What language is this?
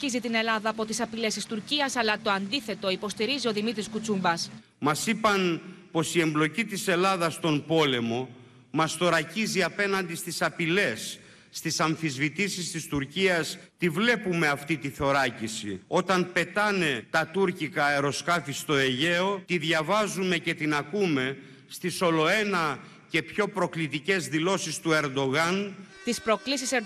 Greek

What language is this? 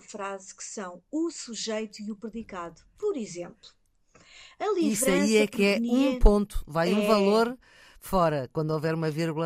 Portuguese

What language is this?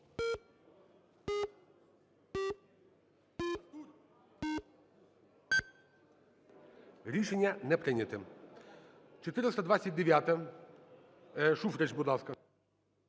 Ukrainian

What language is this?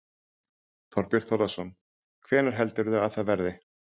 Icelandic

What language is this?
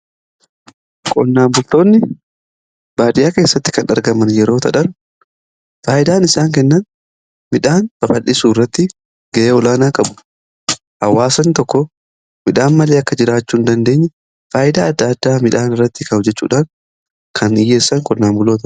Oromo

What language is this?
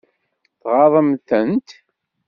Kabyle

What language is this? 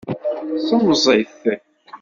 Kabyle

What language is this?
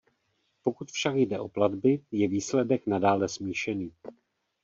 Czech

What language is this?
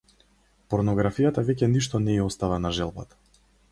Macedonian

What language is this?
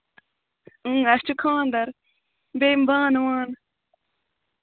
Kashmiri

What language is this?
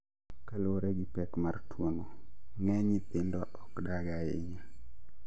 Luo (Kenya and Tanzania)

